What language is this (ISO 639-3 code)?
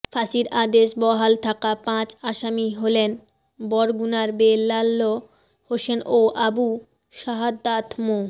ben